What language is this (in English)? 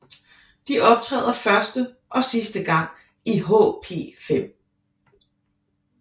Danish